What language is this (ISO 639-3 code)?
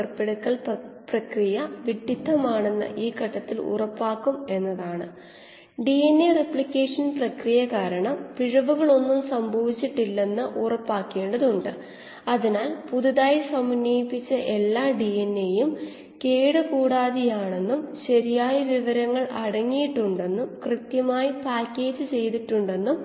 mal